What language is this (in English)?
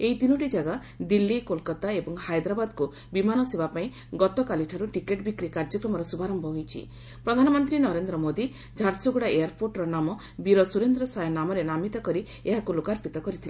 Odia